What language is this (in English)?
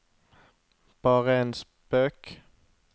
Norwegian